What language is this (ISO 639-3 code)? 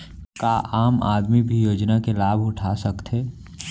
hne